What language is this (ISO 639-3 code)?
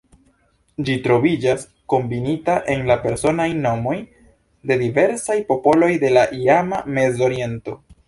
epo